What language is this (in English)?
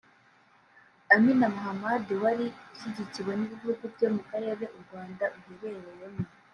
Kinyarwanda